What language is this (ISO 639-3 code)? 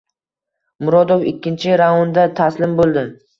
uzb